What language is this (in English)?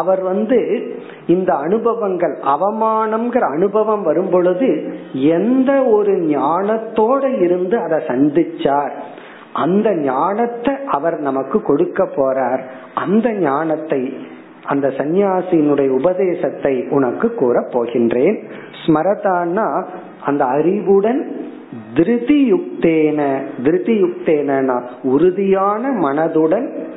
Tamil